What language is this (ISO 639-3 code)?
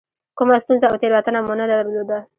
pus